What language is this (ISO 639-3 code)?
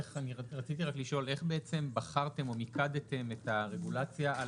heb